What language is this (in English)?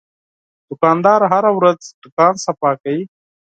Pashto